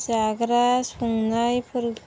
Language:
Bodo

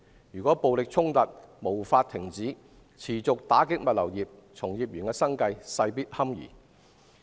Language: Cantonese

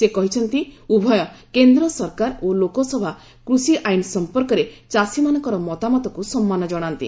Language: Odia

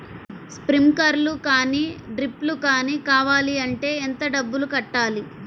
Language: Telugu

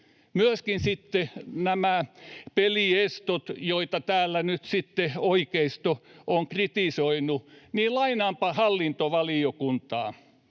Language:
Finnish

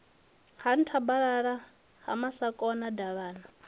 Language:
Venda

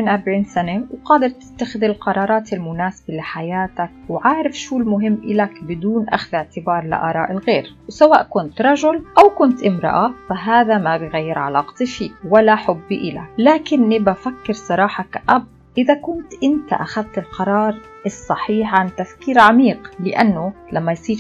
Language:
Arabic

